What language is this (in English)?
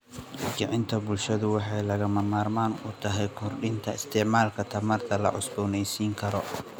Somali